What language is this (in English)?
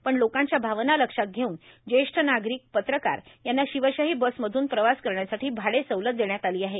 Marathi